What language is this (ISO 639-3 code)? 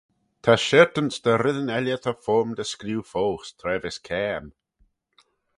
glv